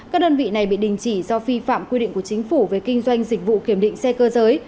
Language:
Vietnamese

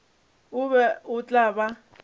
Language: Northern Sotho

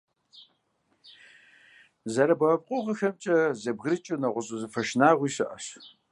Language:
Kabardian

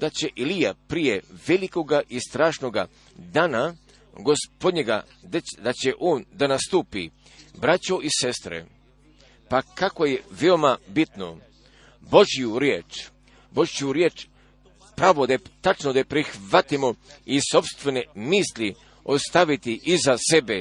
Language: Croatian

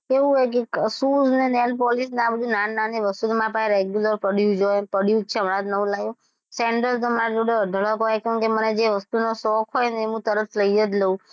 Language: Gujarati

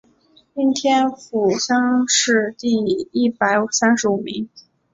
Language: Chinese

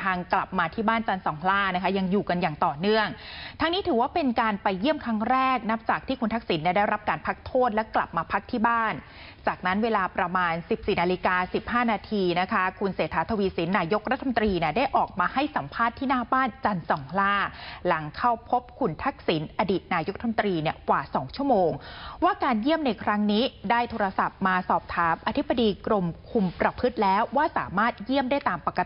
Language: Thai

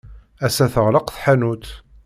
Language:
Kabyle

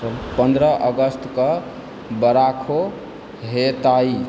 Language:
Maithili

